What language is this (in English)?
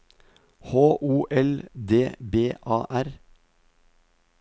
Norwegian